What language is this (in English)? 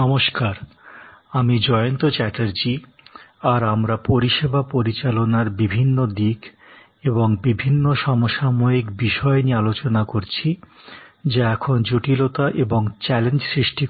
Bangla